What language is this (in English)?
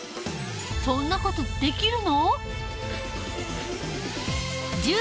Japanese